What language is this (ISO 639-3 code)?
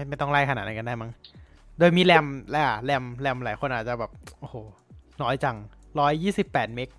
tha